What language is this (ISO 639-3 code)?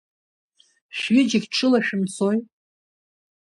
abk